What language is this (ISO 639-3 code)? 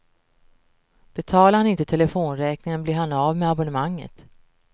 swe